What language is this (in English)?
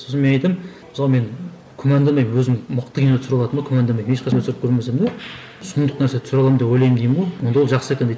Kazakh